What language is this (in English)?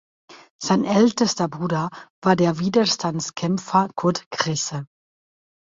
German